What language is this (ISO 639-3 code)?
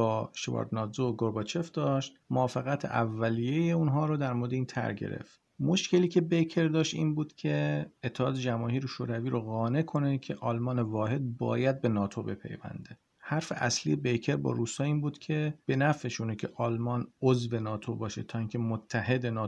fas